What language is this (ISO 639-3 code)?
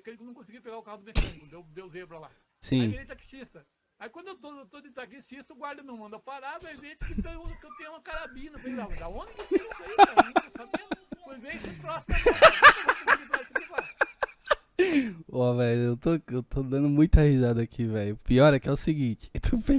por